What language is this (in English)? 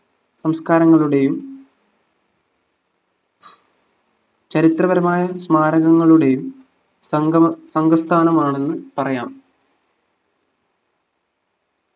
Malayalam